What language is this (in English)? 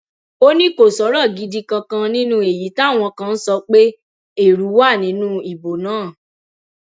Yoruba